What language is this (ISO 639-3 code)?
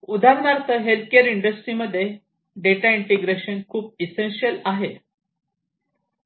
mar